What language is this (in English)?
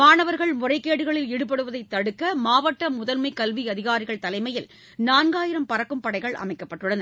Tamil